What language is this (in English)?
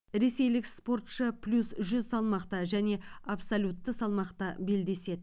Kazakh